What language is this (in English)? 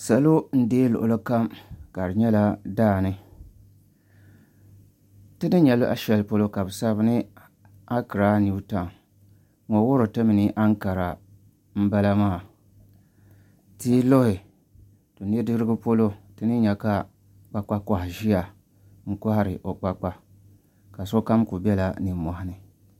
Dagbani